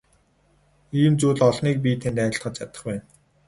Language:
Mongolian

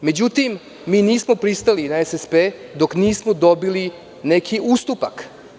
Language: Serbian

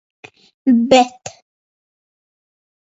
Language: Latvian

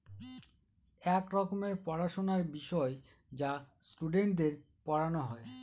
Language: Bangla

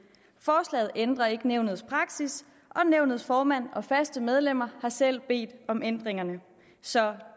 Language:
Danish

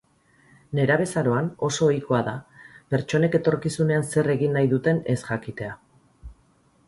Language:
Basque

